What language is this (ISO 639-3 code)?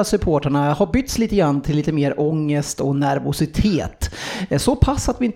swe